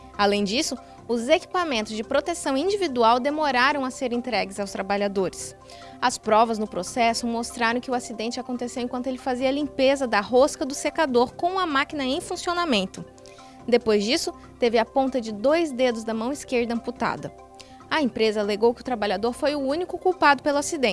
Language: Portuguese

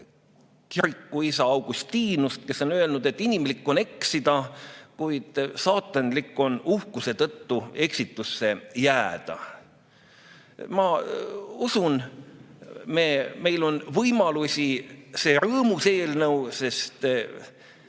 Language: Estonian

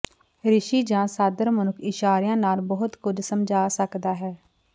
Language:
Punjabi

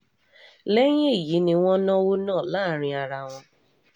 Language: Yoruba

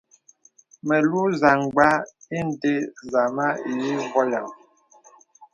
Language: Bebele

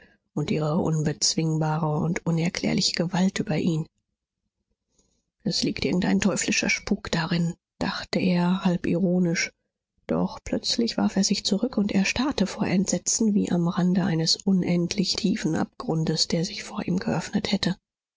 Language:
German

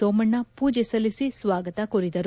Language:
Kannada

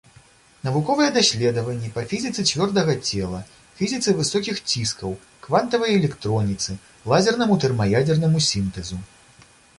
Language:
Belarusian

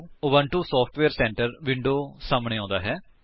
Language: Punjabi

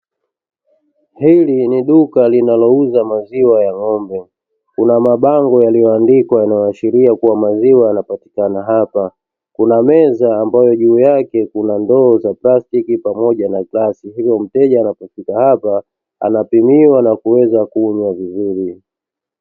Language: Swahili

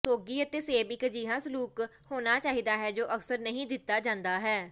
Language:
Punjabi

